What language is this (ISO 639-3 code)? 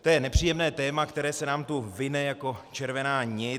ces